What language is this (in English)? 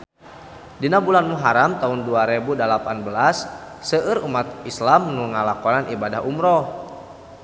Sundanese